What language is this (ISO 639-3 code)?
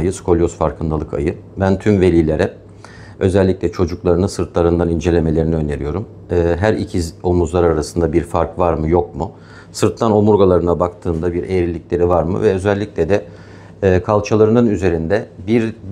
tur